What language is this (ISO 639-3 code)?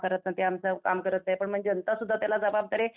mar